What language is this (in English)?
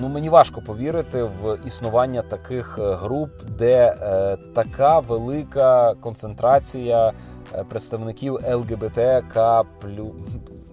Ukrainian